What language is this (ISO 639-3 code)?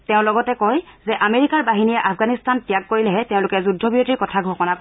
asm